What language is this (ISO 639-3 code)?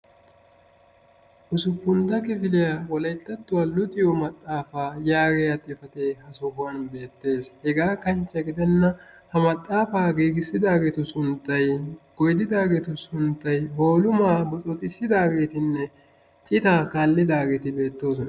wal